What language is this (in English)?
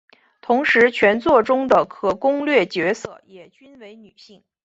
Chinese